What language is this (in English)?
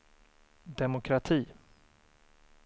Swedish